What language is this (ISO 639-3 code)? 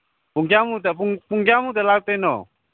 mni